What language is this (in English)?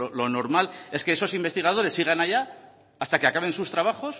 Spanish